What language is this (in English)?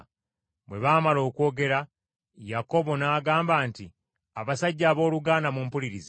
Ganda